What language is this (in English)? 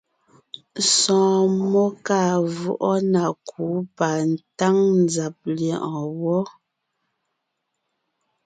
Ngiemboon